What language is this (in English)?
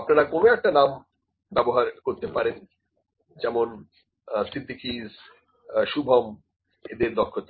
Bangla